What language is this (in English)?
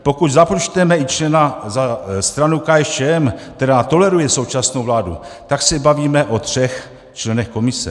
Czech